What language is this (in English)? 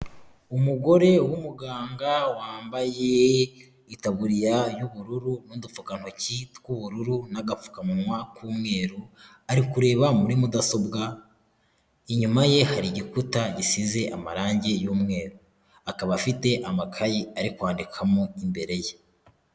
Kinyarwanda